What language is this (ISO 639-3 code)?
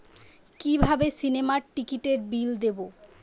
ben